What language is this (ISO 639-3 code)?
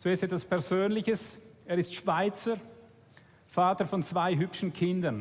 deu